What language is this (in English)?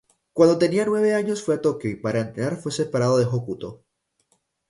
Spanish